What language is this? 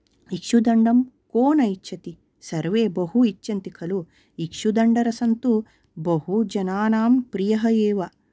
Sanskrit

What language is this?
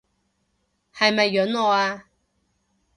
Cantonese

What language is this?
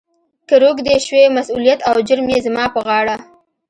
Pashto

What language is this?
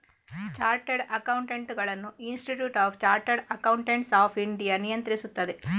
Kannada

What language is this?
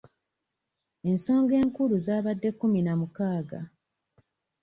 Ganda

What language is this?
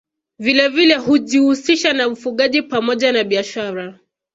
Swahili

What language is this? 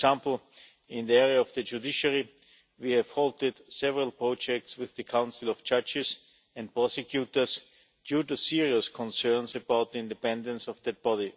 English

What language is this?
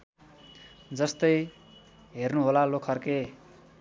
Nepali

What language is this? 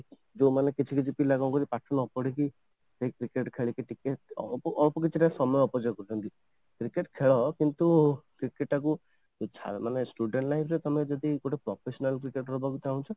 Odia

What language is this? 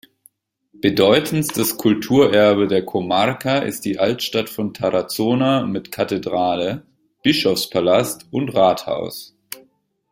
German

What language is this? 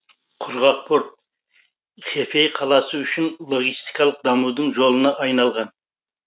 Kazakh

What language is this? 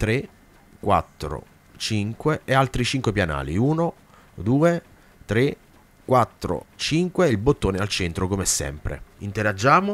Italian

